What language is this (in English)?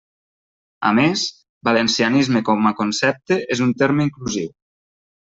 Catalan